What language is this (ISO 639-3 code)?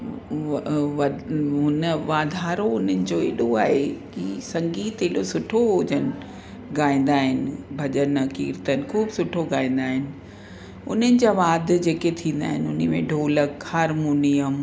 snd